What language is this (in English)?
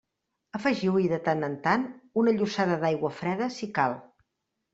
Catalan